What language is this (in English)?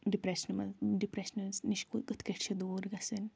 Kashmiri